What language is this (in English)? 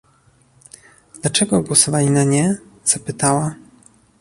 Polish